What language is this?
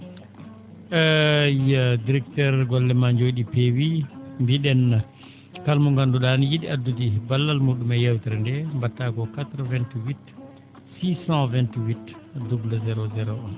Fula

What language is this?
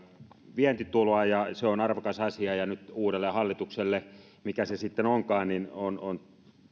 Finnish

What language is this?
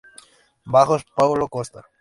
Spanish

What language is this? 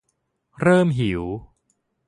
Thai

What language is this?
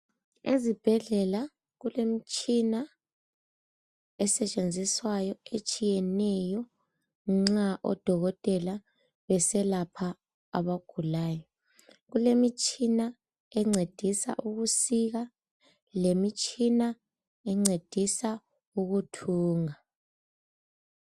North Ndebele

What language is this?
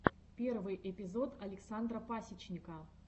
Russian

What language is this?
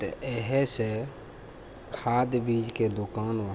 Maithili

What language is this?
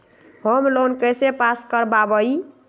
Magahi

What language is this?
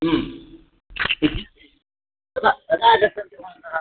Sanskrit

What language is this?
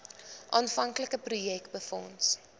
Afrikaans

